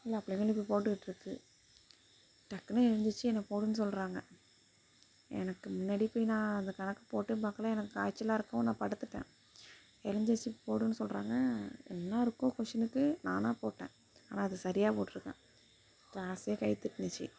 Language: Tamil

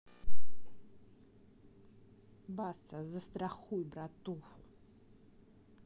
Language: Russian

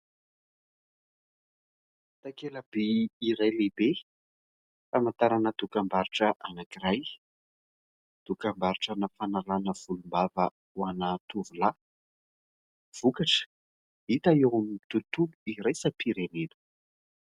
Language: Malagasy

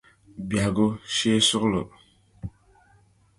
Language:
Dagbani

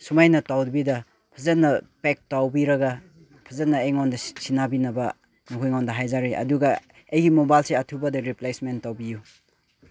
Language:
Manipuri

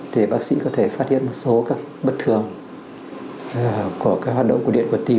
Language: Vietnamese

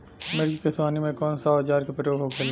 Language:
Bhojpuri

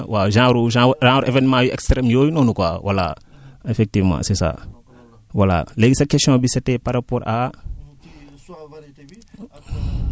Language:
Wolof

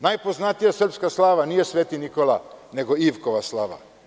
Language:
Serbian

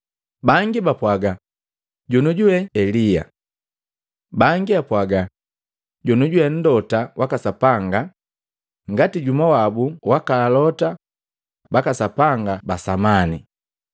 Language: Matengo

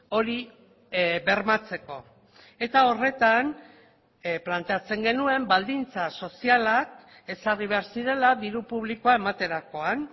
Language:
Basque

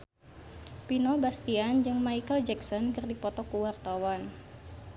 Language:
Sundanese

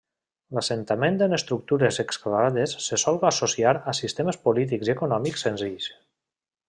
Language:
Catalan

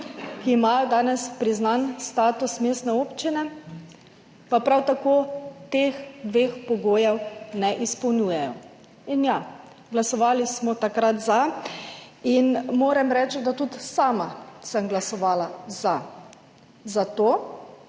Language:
Slovenian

